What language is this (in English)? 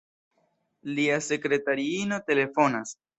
Esperanto